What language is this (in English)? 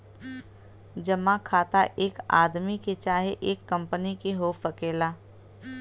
Bhojpuri